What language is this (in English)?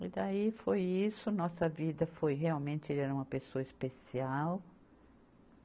Portuguese